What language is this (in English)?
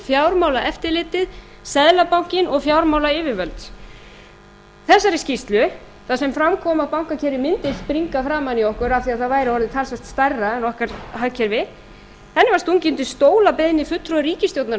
Icelandic